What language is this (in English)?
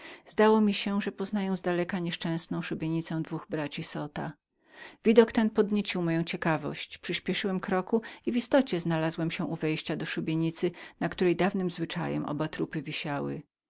Polish